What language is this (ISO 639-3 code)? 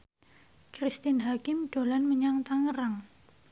jav